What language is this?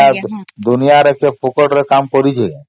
Odia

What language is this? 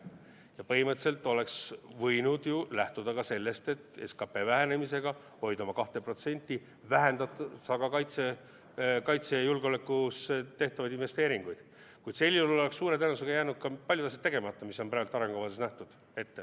Estonian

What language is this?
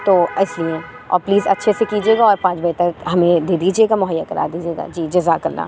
Urdu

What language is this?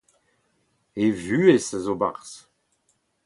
Breton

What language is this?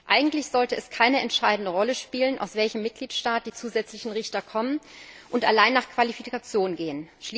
German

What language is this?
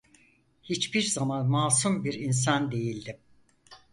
Turkish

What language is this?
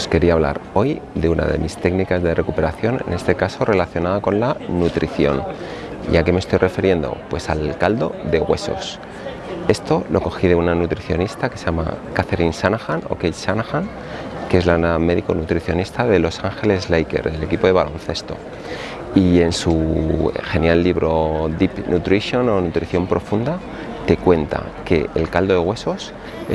Spanish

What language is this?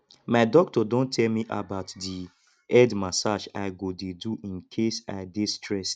Nigerian Pidgin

